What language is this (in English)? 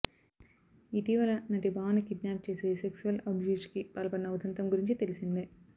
Telugu